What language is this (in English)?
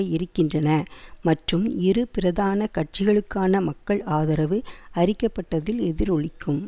Tamil